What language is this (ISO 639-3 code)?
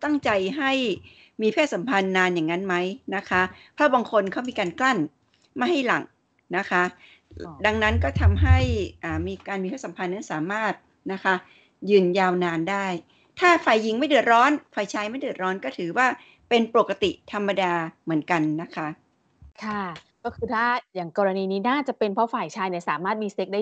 tha